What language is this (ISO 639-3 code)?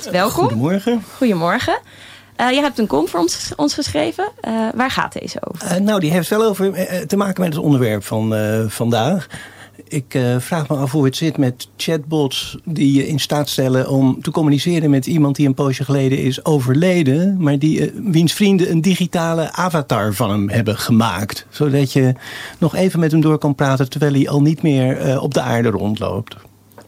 nld